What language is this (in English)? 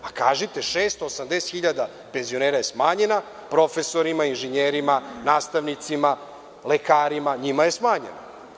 Serbian